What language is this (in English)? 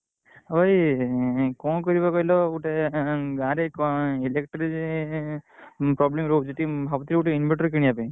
Odia